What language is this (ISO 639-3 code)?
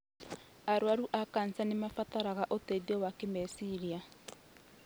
kik